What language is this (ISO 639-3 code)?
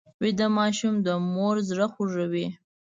pus